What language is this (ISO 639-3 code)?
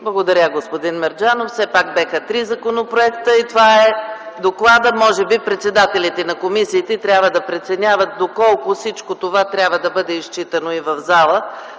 bul